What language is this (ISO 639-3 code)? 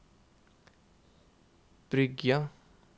nor